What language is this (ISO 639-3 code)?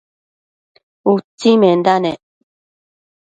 mcf